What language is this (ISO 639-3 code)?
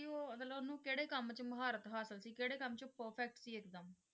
pan